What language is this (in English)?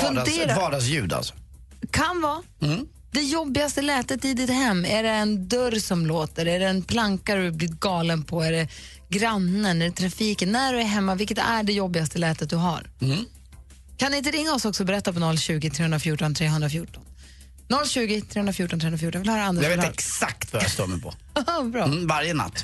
Swedish